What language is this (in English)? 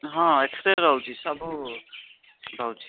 Odia